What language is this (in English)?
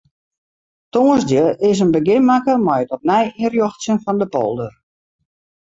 Western Frisian